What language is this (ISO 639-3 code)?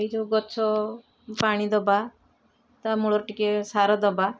ori